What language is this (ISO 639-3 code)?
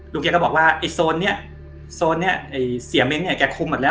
tha